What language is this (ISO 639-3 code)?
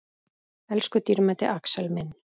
isl